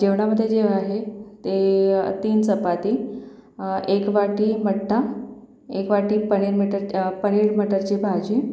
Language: Marathi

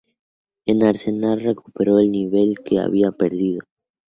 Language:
Spanish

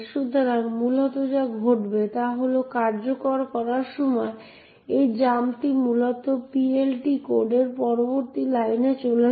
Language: Bangla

